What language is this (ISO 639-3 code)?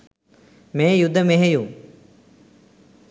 sin